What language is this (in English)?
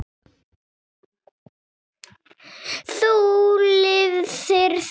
Icelandic